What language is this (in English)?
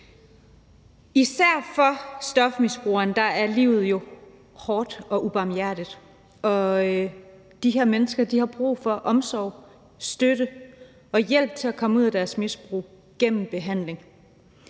Danish